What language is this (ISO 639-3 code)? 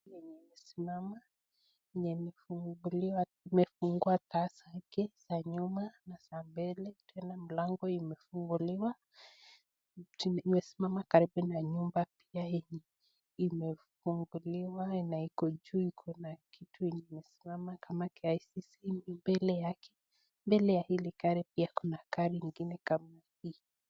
swa